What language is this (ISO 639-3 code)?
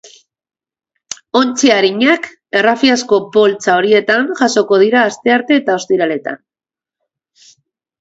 eus